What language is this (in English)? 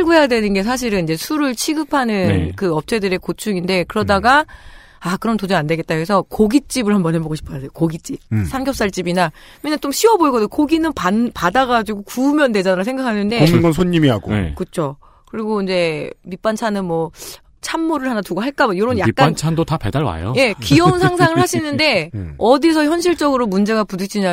Korean